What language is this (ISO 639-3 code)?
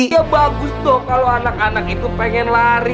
ind